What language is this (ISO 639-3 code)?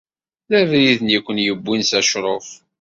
kab